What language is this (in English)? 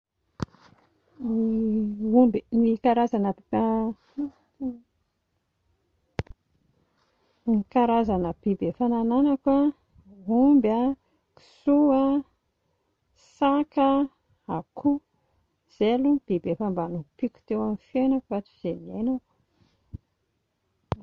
Malagasy